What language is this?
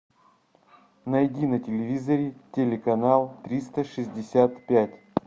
Russian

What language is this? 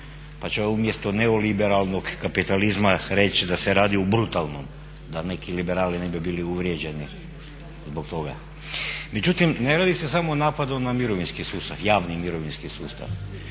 Croatian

